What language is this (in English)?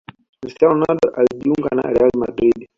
Swahili